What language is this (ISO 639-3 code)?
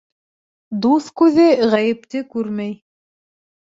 bak